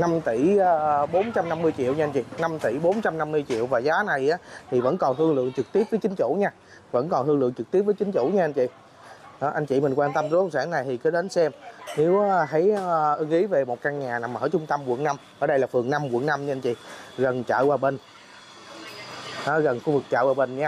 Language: Vietnamese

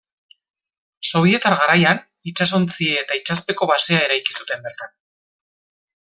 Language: Basque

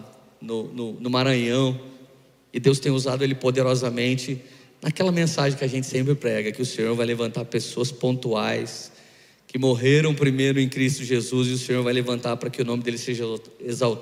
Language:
Portuguese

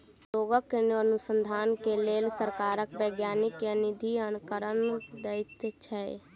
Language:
Maithili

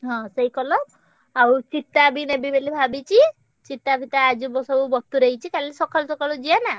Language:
Odia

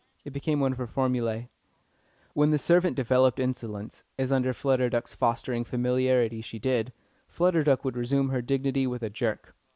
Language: English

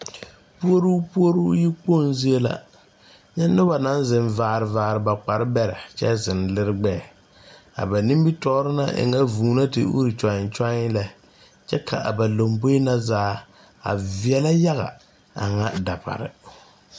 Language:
Southern Dagaare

